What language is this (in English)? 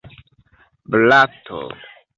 Esperanto